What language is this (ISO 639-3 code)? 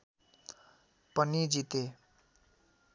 nep